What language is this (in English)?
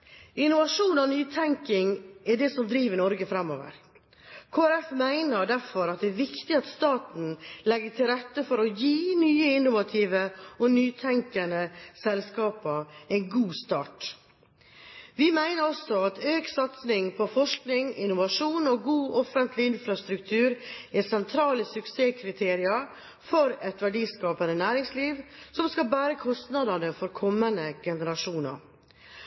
Norwegian Bokmål